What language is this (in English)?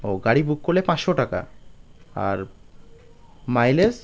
Bangla